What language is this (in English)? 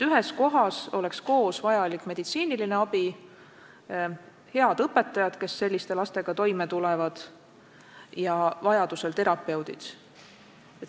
Estonian